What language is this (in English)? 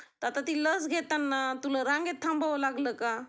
Marathi